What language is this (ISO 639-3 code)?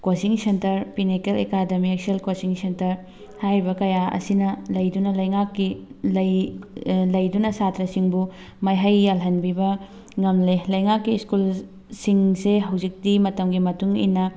mni